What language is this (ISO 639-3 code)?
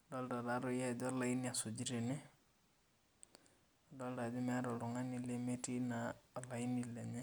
mas